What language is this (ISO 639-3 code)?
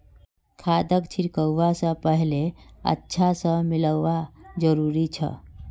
mag